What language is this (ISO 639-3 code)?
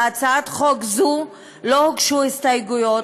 heb